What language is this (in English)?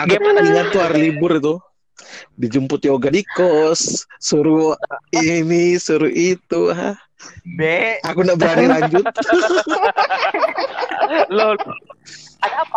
Indonesian